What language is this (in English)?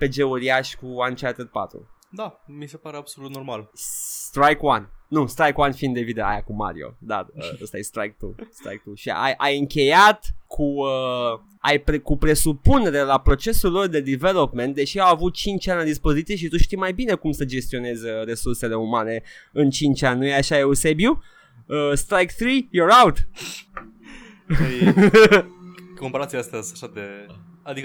Romanian